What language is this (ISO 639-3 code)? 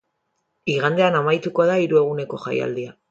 eus